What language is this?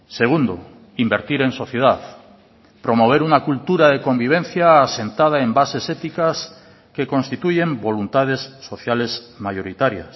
Spanish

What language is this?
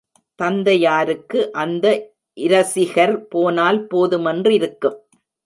Tamil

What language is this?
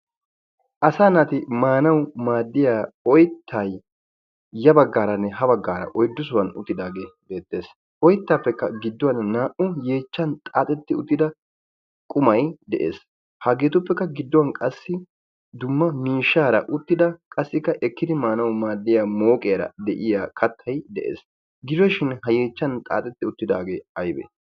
Wolaytta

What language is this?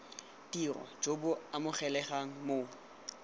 Tswana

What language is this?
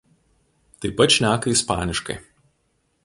Lithuanian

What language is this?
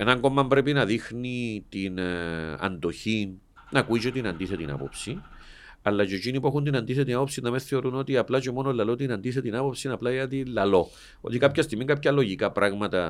Greek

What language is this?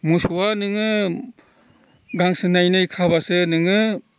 Bodo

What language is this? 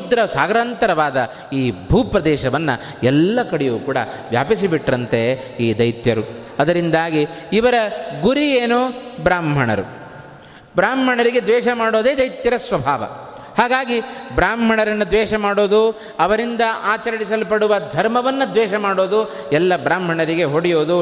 Kannada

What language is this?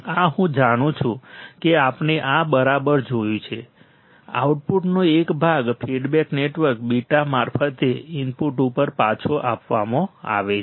Gujarati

